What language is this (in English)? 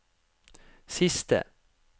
Norwegian